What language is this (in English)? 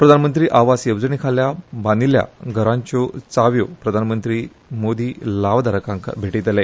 Konkani